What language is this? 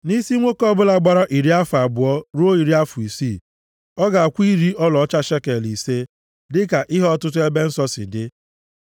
Igbo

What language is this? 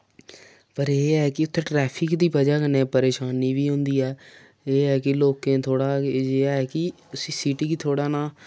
Dogri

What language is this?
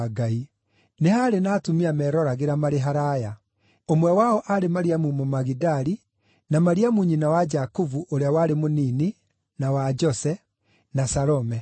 Kikuyu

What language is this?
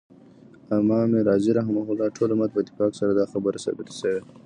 Pashto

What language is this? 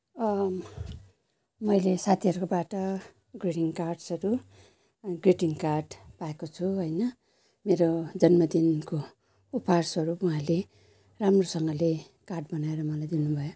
Nepali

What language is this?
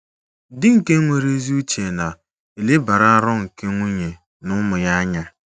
Igbo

